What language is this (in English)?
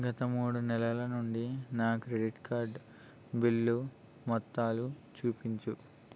Telugu